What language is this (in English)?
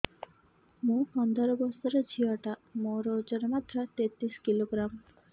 Odia